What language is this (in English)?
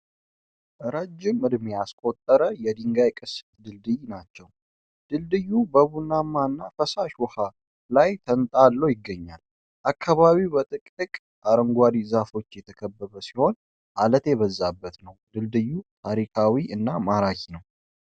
Amharic